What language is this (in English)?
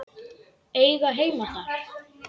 Icelandic